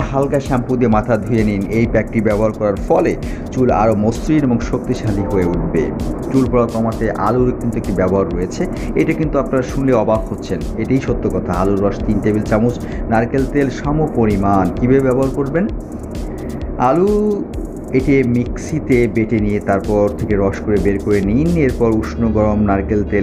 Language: Hindi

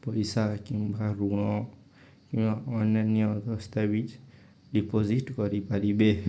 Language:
Odia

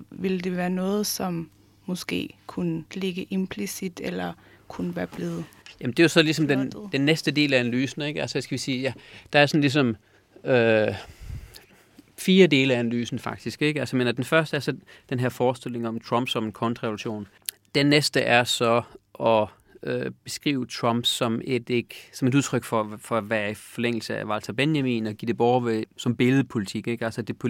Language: Danish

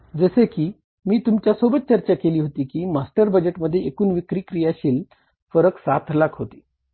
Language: Marathi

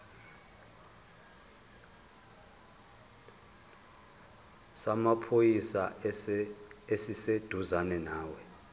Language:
Zulu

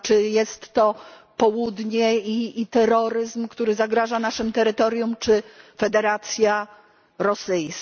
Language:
Polish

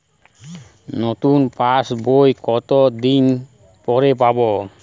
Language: Bangla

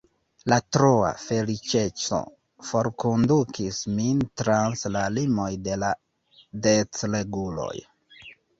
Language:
Esperanto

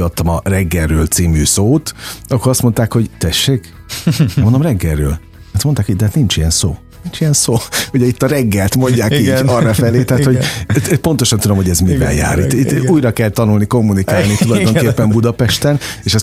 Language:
Hungarian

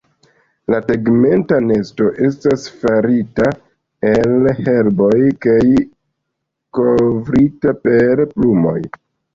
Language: Esperanto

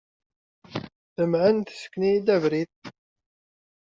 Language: Kabyle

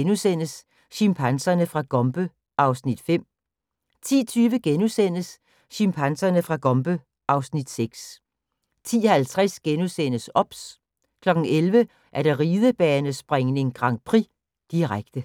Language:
Danish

